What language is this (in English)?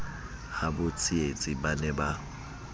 Southern Sotho